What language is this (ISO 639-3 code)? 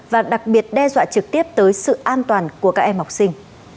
vie